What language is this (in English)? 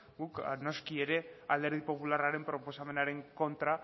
Basque